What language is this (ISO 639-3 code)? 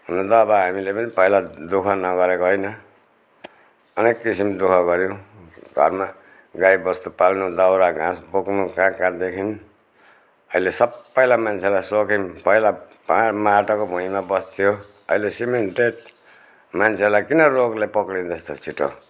nep